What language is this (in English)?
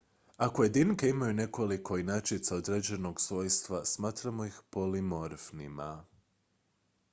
Croatian